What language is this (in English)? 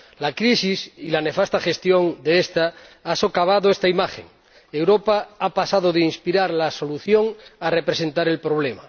Spanish